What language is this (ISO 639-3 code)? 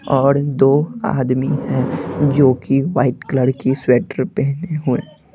hin